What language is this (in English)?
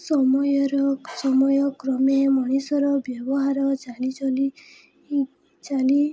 Odia